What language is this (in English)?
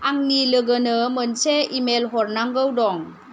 Bodo